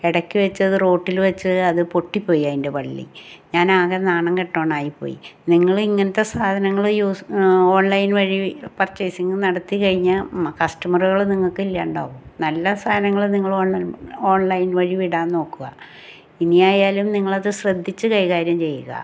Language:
Malayalam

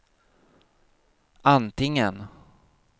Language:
Swedish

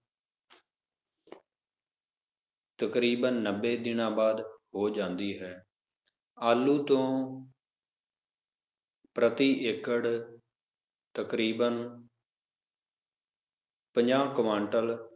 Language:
Punjabi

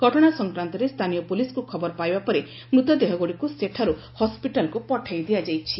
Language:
Odia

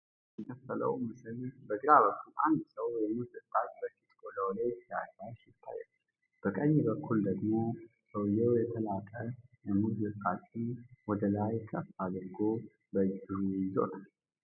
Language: Amharic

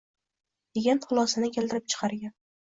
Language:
Uzbek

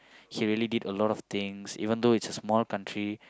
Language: English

